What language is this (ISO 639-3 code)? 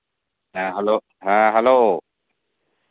sat